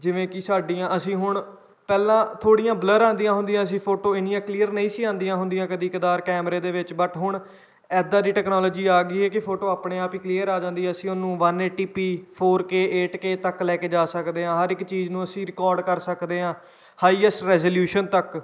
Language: Punjabi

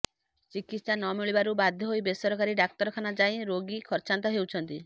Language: Odia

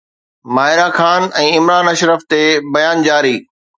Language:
Sindhi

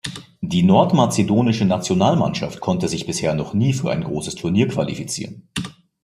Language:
German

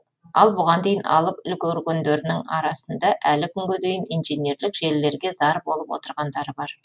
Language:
Kazakh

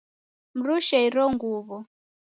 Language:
Taita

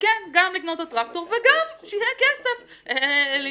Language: Hebrew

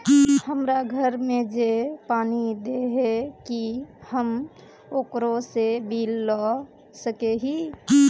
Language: Magahi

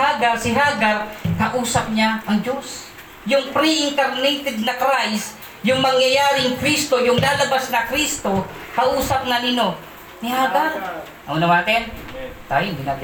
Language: Filipino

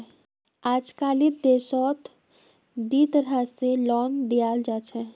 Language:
Magahi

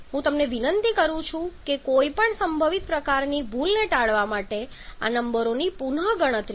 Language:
Gujarati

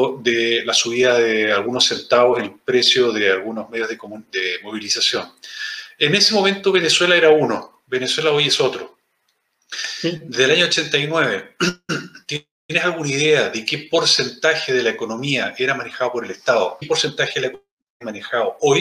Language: Spanish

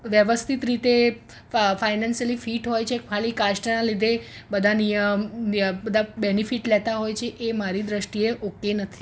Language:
Gujarati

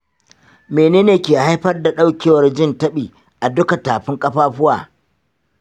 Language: Hausa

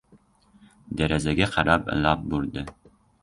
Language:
Uzbek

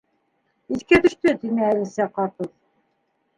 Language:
Bashkir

